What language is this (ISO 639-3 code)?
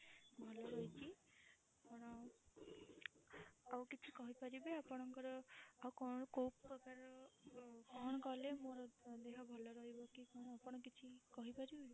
ori